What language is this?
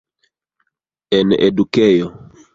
Esperanto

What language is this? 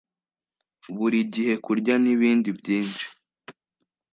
Kinyarwanda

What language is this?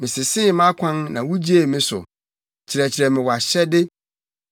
Akan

